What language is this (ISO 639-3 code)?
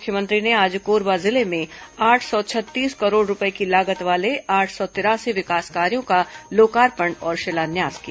hin